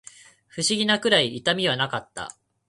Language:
Japanese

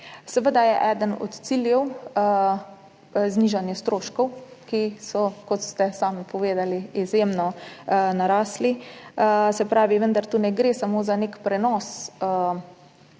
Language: Slovenian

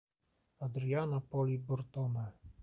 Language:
Polish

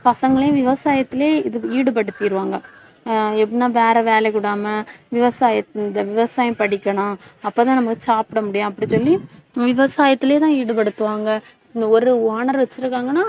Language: Tamil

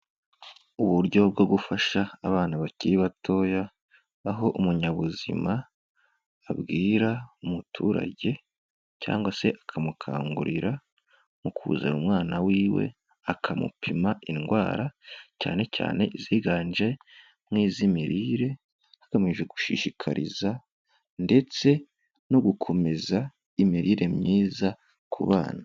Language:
Kinyarwanda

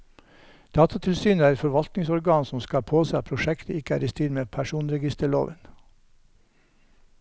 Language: Norwegian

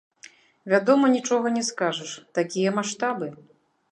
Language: Belarusian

